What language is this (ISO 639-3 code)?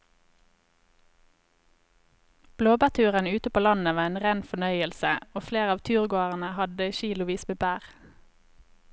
nor